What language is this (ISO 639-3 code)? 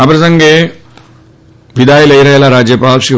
guj